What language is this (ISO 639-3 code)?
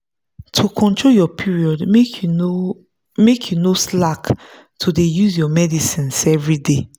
pcm